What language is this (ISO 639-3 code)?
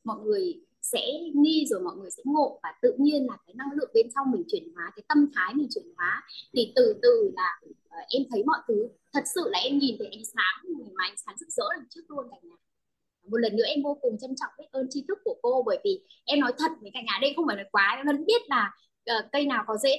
vie